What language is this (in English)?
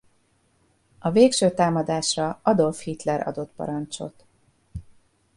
Hungarian